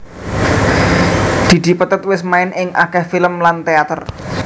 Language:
Javanese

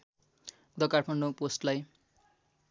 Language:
Nepali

